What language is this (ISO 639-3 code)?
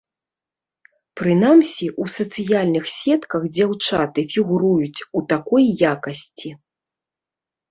bel